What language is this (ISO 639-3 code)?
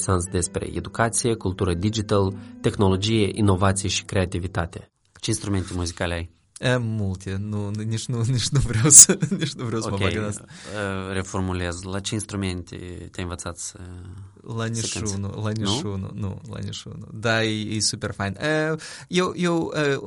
ron